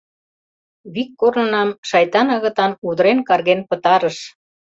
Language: Mari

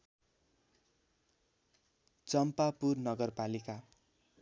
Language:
Nepali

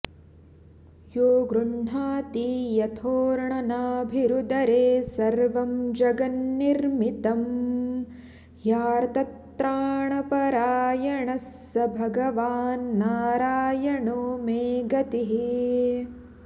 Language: Sanskrit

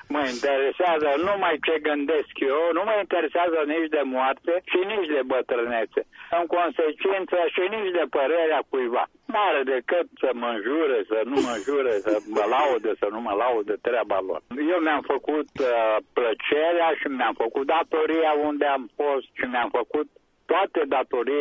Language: Romanian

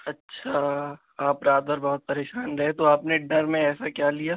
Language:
Urdu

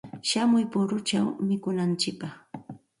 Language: Santa Ana de Tusi Pasco Quechua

